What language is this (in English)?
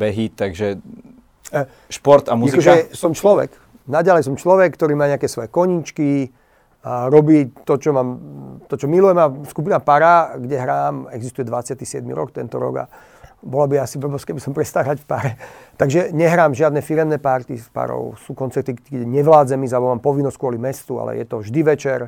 Slovak